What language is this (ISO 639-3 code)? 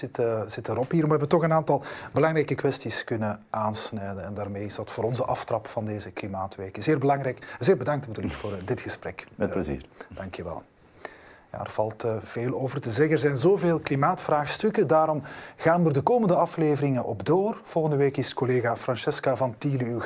nld